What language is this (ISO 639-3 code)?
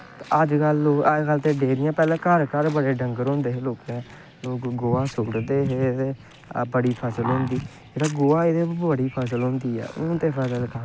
doi